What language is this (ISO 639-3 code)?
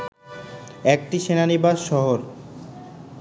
ben